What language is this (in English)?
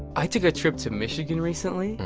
English